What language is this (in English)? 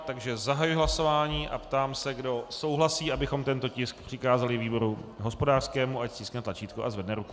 Czech